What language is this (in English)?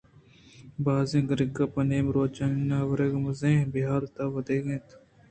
Eastern Balochi